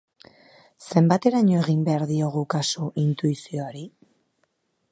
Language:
Basque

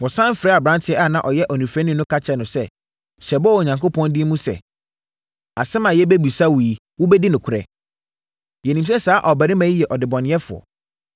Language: Akan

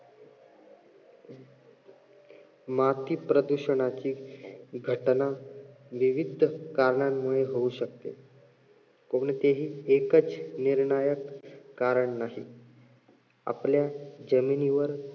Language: Marathi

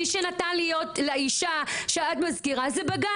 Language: Hebrew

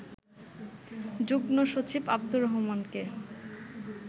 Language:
Bangla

